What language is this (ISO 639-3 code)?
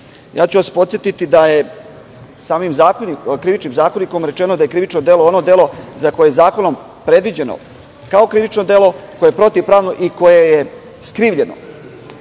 srp